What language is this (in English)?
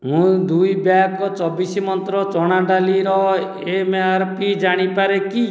Odia